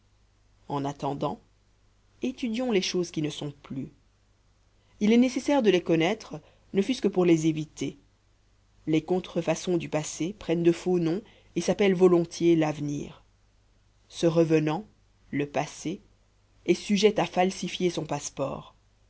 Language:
French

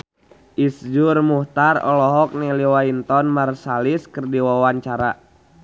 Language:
Sundanese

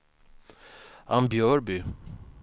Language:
Swedish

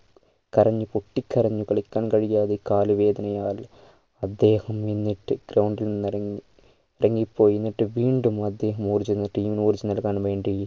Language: Malayalam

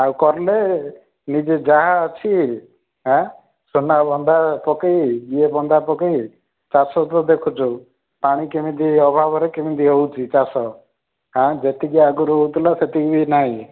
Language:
Odia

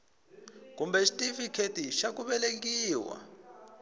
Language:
Tsonga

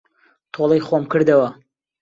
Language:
Central Kurdish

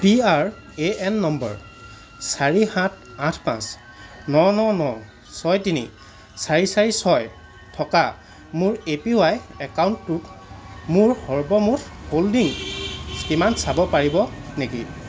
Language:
Assamese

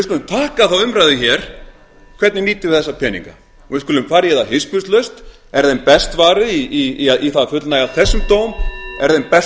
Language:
Icelandic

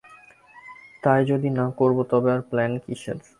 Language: Bangla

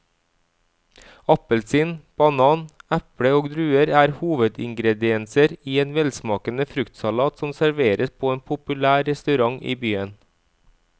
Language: Norwegian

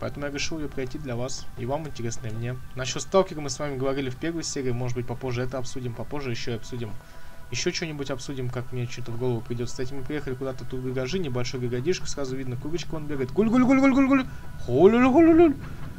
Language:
Russian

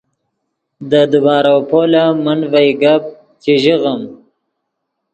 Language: Yidgha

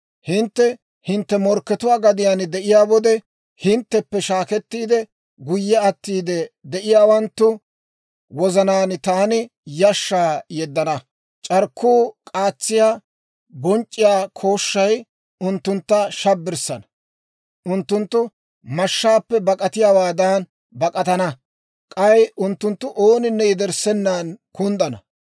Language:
Dawro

